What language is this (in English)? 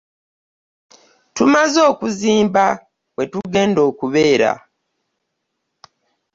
Ganda